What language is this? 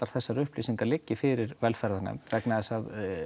Icelandic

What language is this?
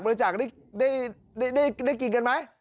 Thai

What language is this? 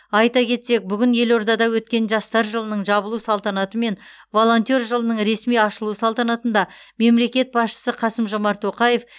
Kazakh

